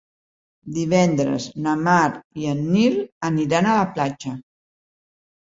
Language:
Catalan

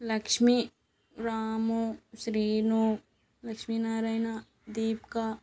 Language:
Telugu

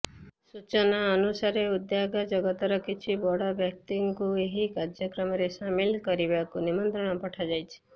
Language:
Odia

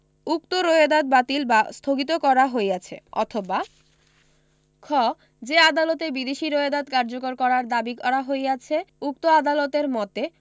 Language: Bangla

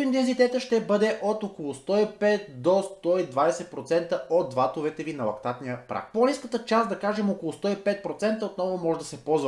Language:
Bulgarian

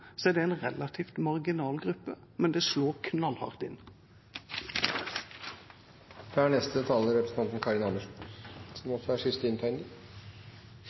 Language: Norwegian Bokmål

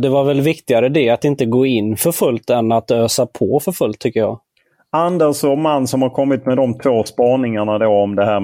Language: Swedish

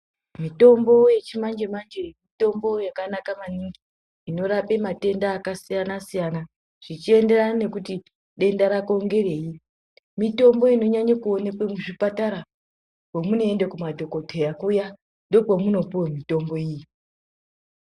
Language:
Ndau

